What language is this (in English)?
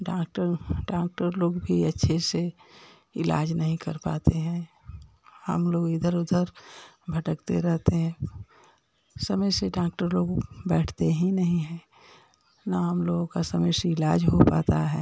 Hindi